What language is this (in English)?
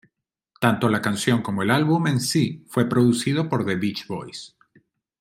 Spanish